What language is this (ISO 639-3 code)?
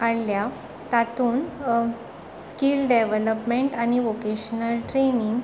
kok